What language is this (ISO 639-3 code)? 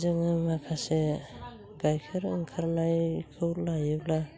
brx